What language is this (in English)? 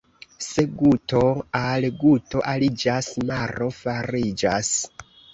Esperanto